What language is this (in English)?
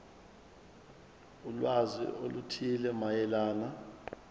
Zulu